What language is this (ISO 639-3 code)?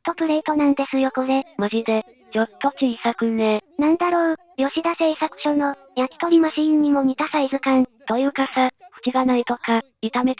jpn